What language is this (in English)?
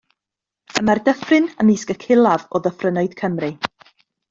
Welsh